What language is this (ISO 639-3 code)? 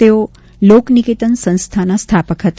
guj